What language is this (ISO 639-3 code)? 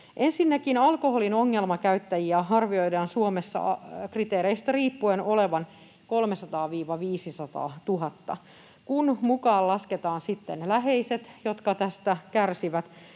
fin